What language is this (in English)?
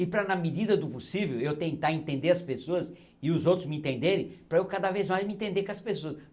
Portuguese